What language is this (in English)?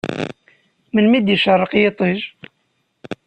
Kabyle